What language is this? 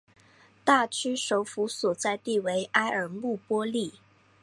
Chinese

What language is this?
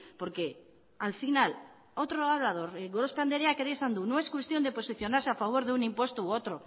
Spanish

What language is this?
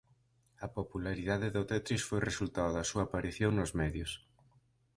Galician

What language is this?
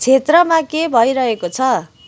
Nepali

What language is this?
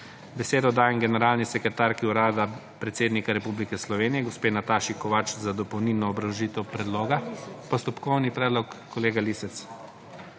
Slovenian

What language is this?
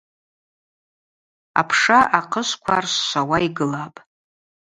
Abaza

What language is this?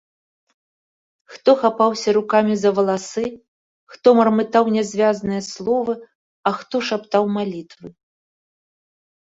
Belarusian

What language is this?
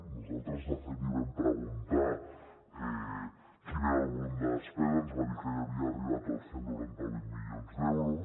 Catalan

